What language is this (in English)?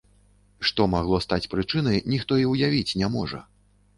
Belarusian